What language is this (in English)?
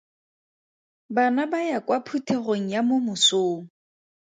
Tswana